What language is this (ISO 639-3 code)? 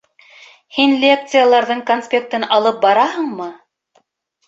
bak